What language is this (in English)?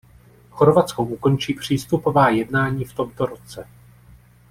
Czech